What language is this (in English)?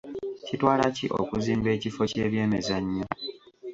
Ganda